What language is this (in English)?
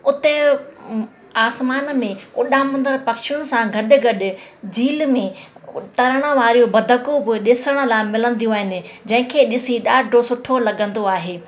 Sindhi